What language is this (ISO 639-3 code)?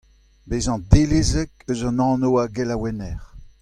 bre